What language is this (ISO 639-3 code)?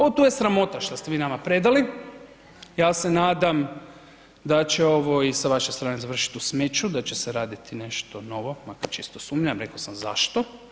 hrv